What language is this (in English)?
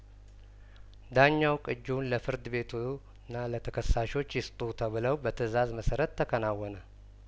Amharic